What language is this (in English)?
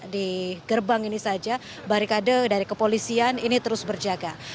Indonesian